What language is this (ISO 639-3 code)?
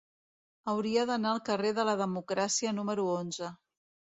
cat